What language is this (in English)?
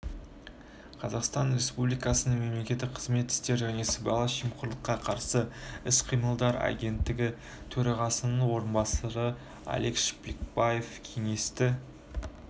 Kazakh